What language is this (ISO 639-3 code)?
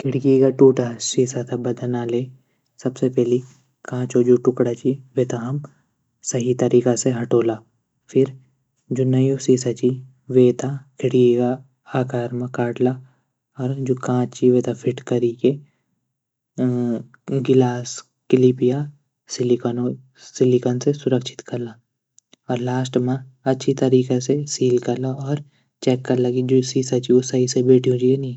gbm